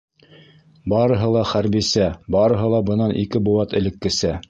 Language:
Bashkir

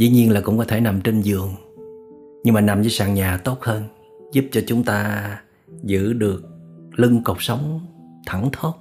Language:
Vietnamese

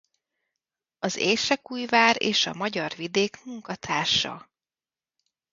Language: Hungarian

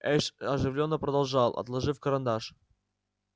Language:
Russian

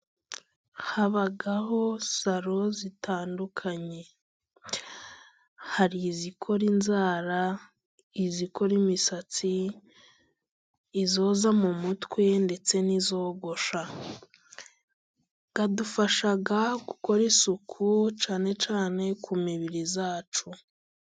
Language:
Kinyarwanda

